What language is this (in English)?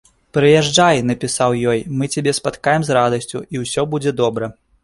Belarusian